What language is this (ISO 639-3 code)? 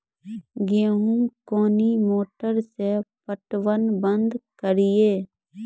mai